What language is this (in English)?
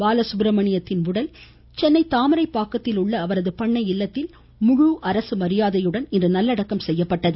Tamil